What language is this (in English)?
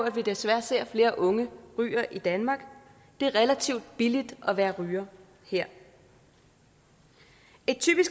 Danish